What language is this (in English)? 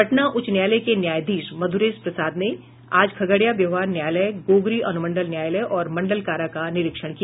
Hindi